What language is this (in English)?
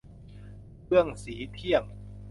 Thai